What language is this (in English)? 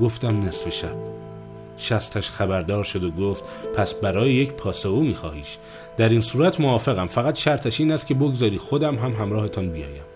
Persian